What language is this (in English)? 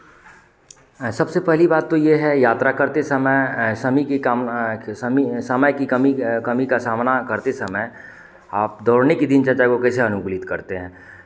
Hindi